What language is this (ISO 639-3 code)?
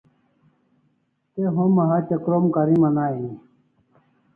kls